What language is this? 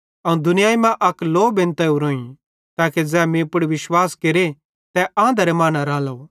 Bhadrawahi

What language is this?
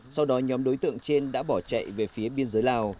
Vietnamese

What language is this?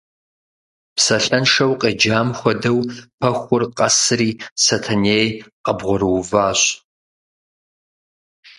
Kabardian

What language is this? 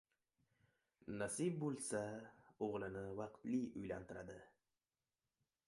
Uzbek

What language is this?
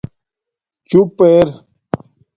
Domaaki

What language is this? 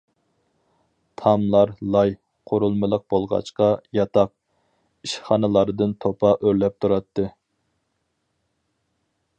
Uyghur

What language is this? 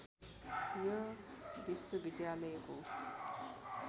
Nepali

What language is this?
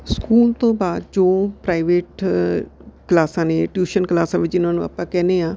Punjabi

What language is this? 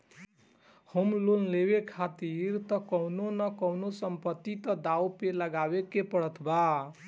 Bhojpuri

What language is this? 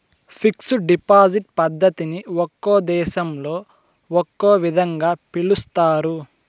Telugu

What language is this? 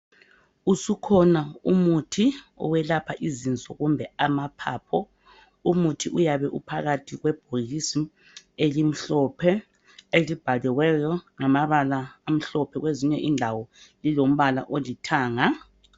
North Ndebele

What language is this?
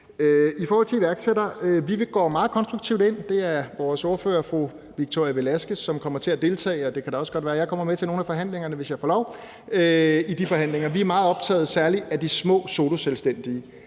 Danish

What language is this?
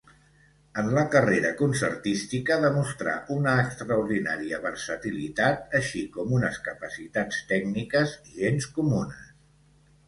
Catalan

